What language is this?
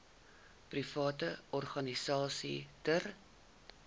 Afrikaans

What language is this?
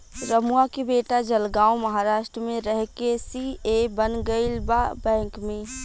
Bhojpuri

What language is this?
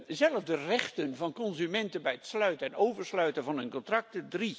Dutch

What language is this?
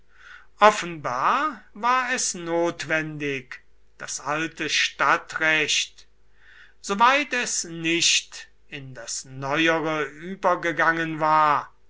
German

